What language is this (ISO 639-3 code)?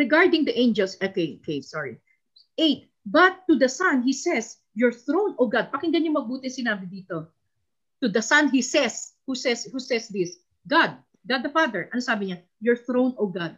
fil